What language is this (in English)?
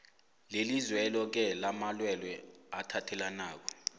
South Ndebele